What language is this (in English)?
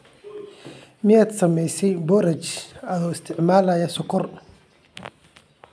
Somali